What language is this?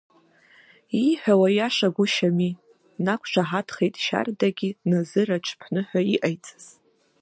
Abkhazian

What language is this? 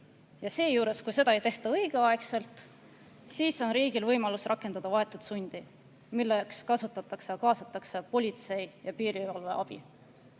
Estonian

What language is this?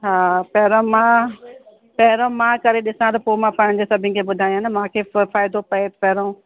Sindhi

